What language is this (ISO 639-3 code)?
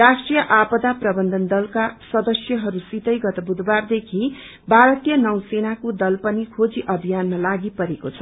nep